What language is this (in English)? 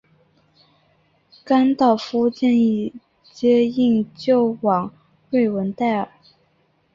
Chinese